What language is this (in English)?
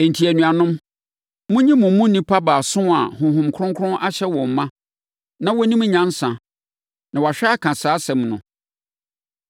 Akan